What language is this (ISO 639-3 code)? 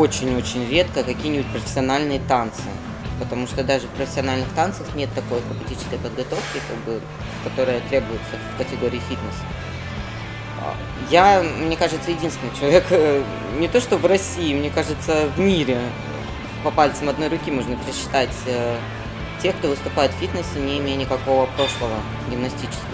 rus